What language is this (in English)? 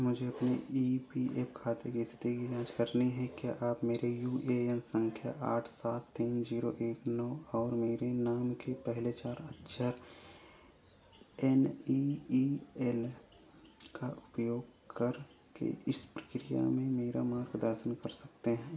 Hindi